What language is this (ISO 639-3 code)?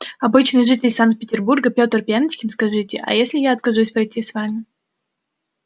rus